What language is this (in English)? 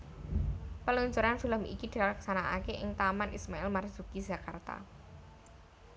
Javanese